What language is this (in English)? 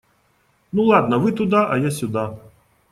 Russian